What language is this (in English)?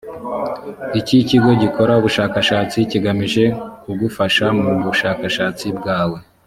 Kinyarwanda